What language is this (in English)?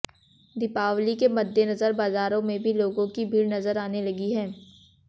Hindi